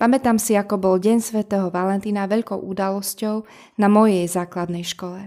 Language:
Slovak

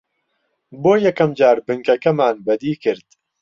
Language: Central Kurdish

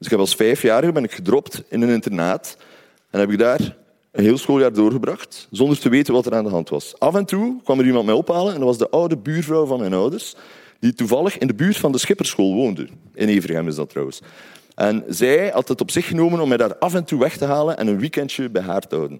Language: Dutch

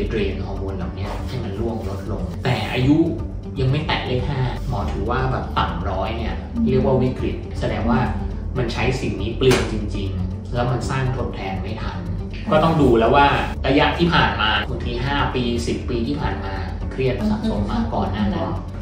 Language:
Thai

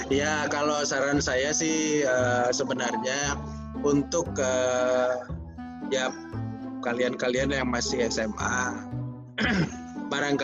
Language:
Indonesian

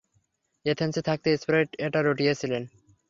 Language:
Bangla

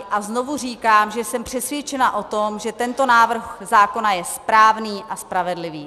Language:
Czech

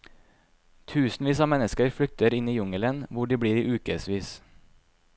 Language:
Norwegian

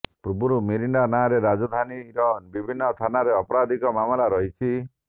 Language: Odia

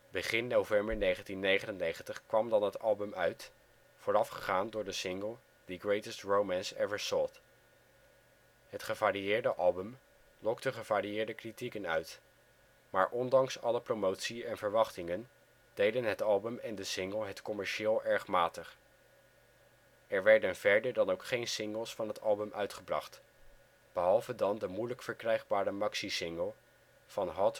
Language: Dutch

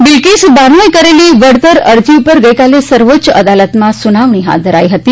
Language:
Gujarati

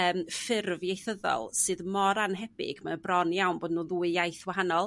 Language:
Welsh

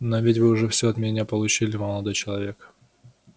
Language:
Russian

